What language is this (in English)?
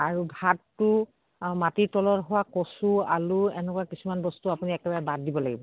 Assamese